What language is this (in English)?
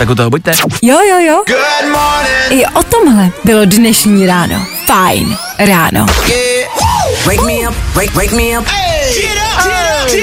Czech